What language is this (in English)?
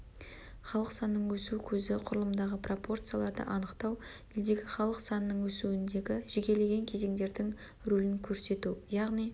Kazakh